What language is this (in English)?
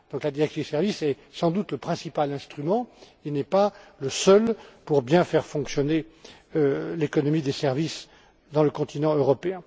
French